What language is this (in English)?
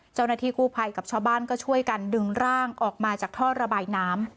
Thai